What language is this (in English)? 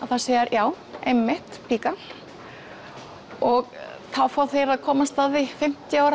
Icelandic